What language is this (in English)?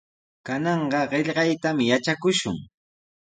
Sihuas Ancash Quechua